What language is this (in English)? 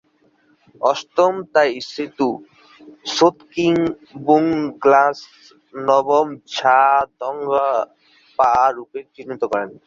Bangla